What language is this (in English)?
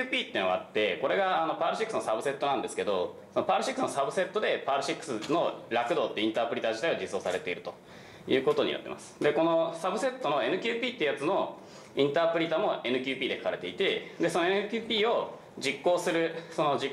Japanese